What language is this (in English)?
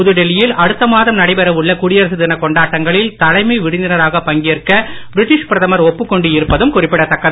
Tamil